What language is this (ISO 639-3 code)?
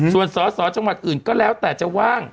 tha